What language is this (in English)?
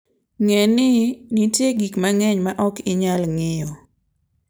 Luo (Kenya and Tanzania)